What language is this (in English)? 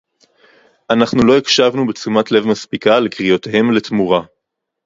Hebrew